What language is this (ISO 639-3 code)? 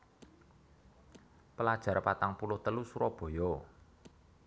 jav